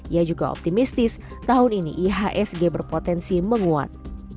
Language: Indonesian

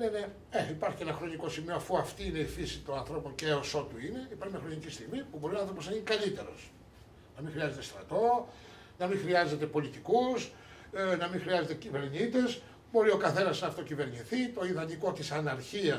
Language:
Greek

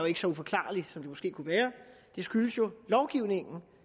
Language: Danish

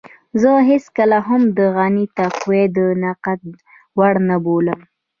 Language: Pashto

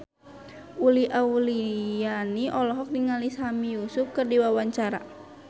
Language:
Sundanese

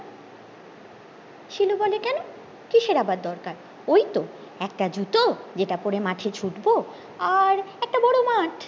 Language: Bangla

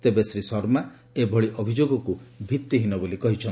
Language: Odia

